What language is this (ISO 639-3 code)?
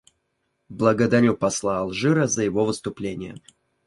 rus